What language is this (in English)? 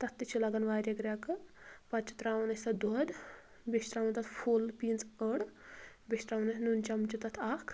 Kashmiri